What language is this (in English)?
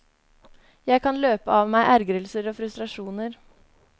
Norwegian